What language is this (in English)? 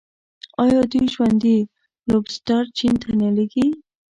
Pashto